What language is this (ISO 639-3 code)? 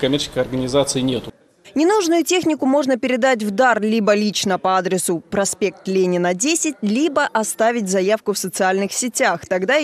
rus